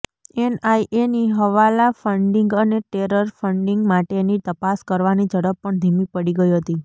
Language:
Gujarati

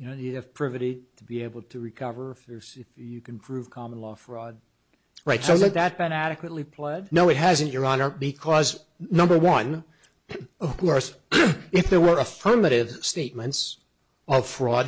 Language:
English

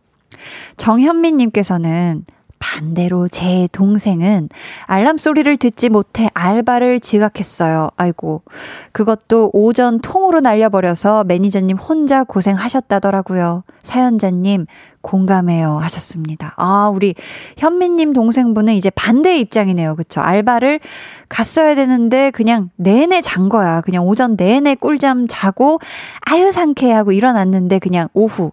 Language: Korean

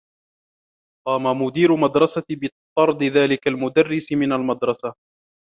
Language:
Arabic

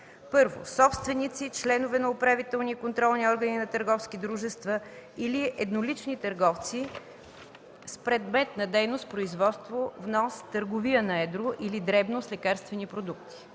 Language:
Bulgarian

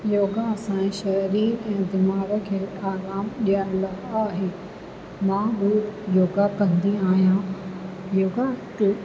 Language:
Sindhi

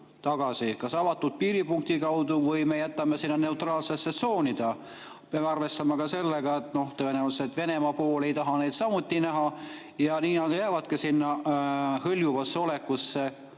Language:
Estonian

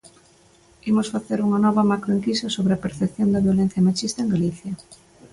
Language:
Galician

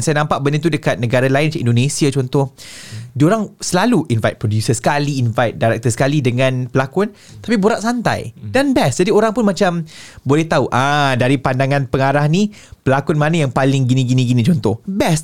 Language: Malay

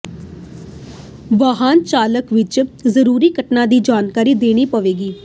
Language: Punjabi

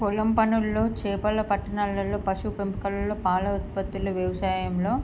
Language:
Telugu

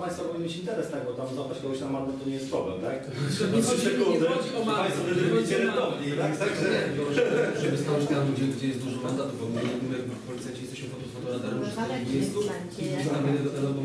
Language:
Polish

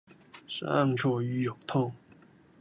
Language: Cantonese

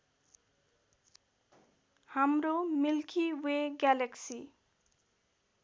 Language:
Nepali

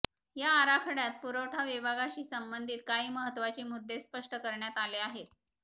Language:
Marathi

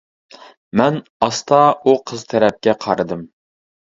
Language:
Uyghur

